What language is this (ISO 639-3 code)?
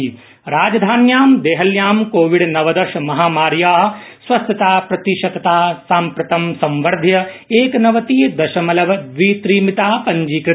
san